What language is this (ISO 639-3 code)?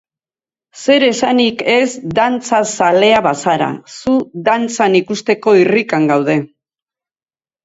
eus